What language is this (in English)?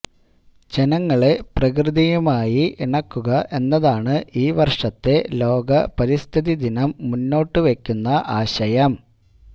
Malayalam